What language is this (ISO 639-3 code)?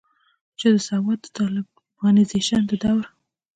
pus